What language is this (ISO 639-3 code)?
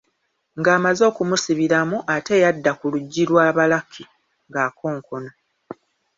lug